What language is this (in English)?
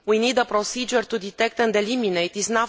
English